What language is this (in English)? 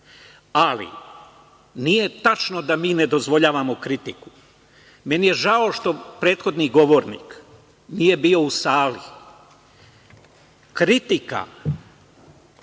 Serbian